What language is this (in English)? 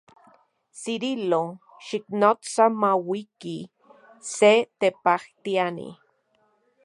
Central Puebla Nahuatl